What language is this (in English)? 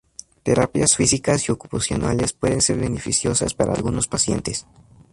Spanish